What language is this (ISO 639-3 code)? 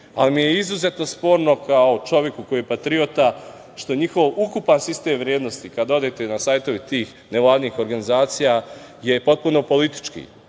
srp